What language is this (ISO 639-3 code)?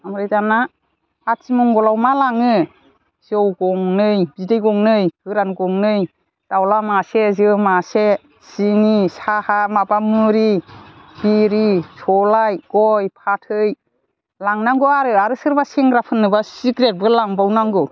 brx